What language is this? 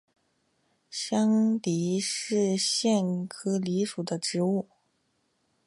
Chinese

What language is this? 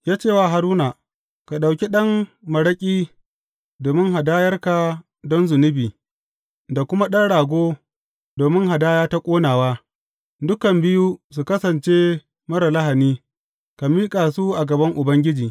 Hausa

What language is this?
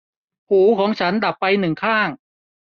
Thai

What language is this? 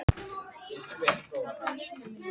Icelandic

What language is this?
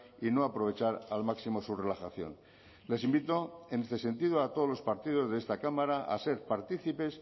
Spanish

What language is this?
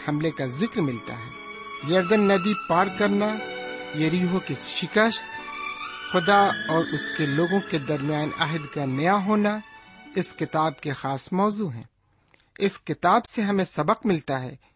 Urdu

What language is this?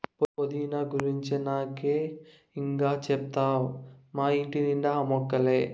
Telugu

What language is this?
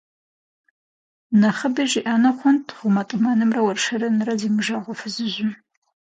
Kabardian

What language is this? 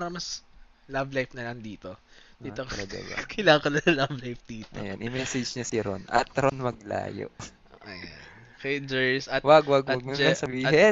Filipino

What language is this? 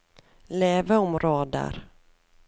Norwegian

